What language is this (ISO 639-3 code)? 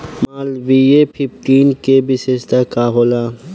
bho